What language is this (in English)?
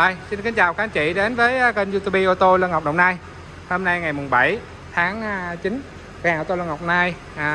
Vietnamese